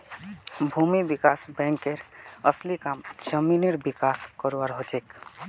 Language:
Magahi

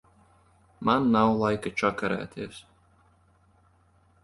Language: Latvian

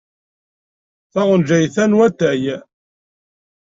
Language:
Kabyle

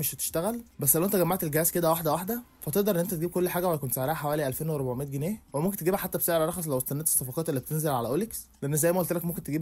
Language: Arabic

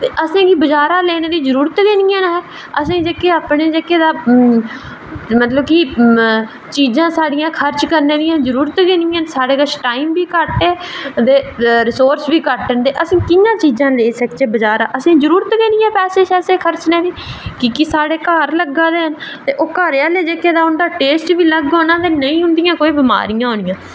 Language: Dogri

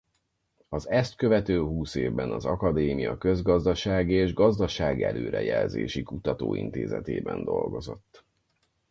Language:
Hungarian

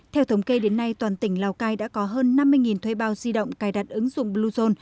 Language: Vietnamese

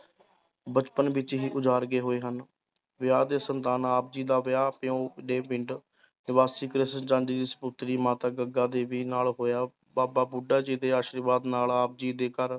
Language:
Punjabi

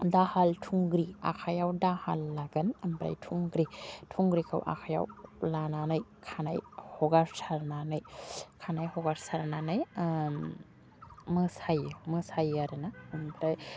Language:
Bodo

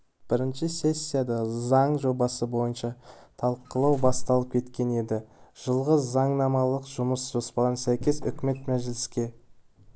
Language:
Kazakh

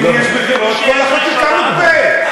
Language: Hebrew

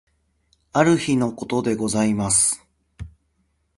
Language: Japanese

